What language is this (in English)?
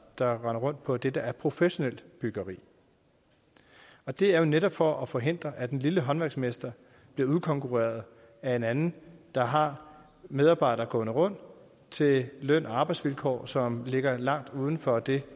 Danish